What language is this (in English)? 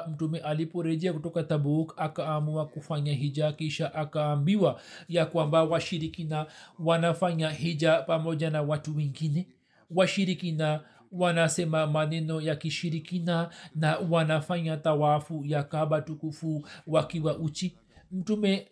Swahili